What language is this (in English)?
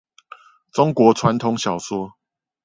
Chinese